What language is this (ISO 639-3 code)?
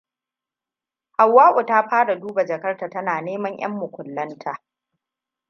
hau